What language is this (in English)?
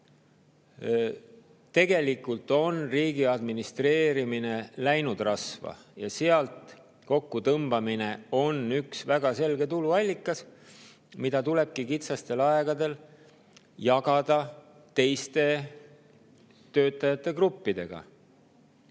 Estonian